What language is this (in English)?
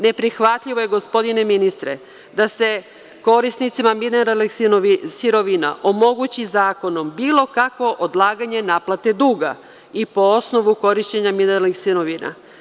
Serbian